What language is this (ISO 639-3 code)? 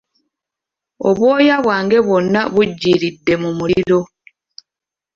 lug